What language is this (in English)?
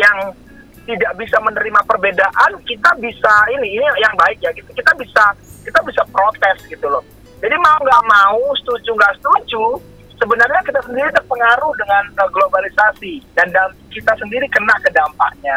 Indonesian